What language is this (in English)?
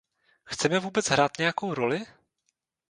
Czech